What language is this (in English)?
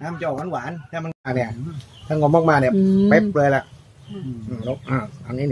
Thai